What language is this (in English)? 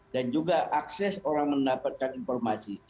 Indonesian